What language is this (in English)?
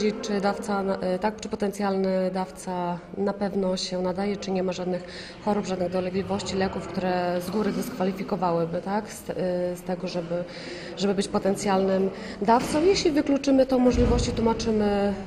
Polish